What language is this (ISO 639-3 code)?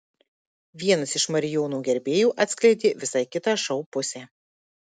lit